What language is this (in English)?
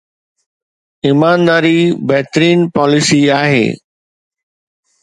Sindhi